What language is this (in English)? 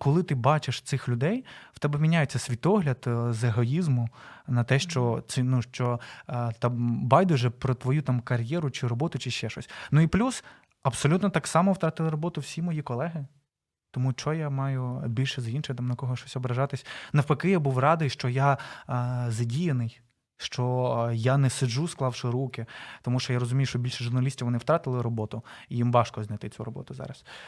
Ukrainian